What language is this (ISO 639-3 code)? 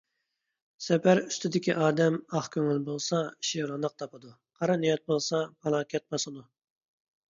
uig